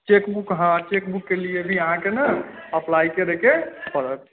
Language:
Maithili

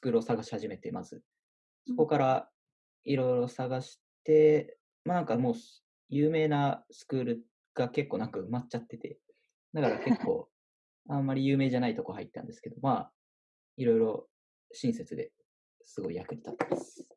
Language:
Japanese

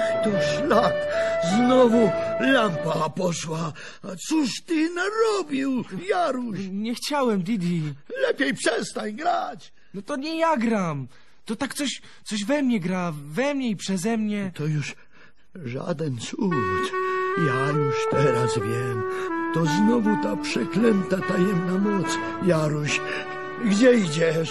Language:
Polish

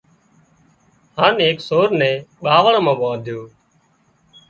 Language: Wadiyara Koli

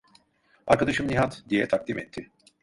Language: Turkish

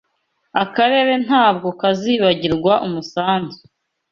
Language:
Kinyarwanda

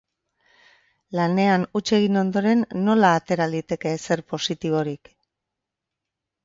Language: Basque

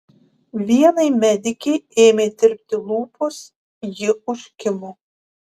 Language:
Lithuanian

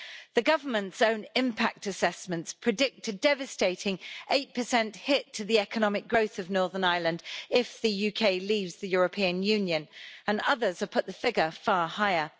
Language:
English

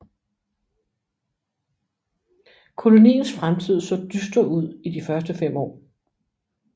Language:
Danish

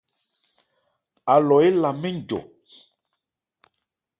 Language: Ebrié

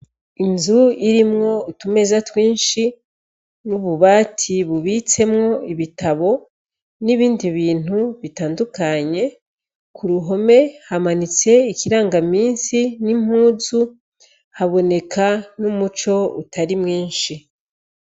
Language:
Rundi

